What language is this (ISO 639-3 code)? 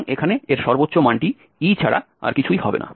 ben